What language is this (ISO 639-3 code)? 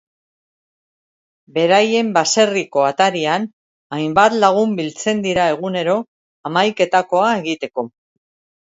eus